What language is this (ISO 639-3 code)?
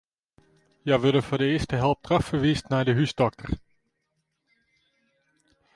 fry